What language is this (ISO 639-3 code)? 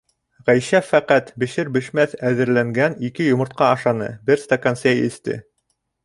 bak